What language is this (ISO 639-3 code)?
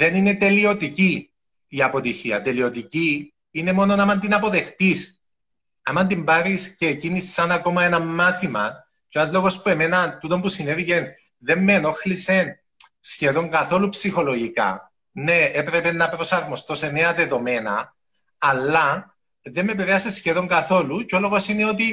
ell